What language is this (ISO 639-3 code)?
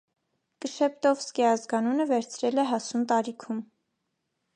hye